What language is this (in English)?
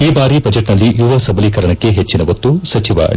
Kannada